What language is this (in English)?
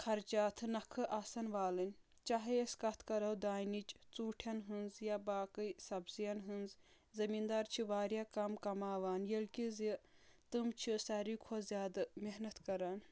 Kashmiri